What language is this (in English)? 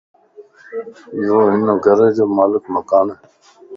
Lasi